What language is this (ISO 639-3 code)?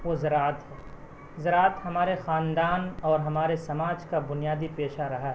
urd